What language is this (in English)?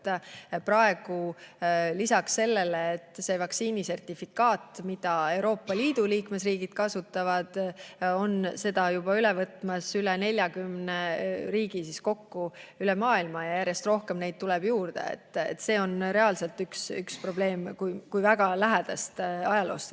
Estonian